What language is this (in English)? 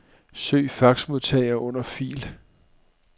Danish